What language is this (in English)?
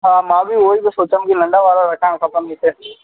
Sindhi